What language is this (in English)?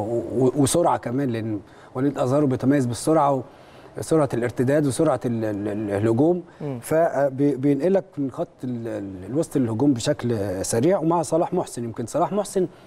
Arabic